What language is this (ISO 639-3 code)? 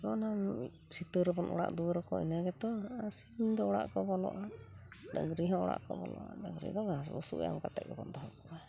sat